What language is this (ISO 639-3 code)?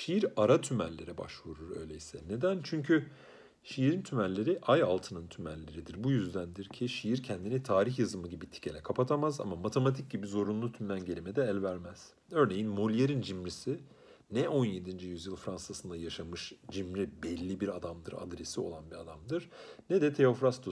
tur